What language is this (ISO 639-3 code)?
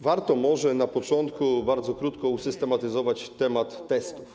pol